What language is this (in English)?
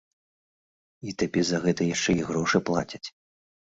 Belarusian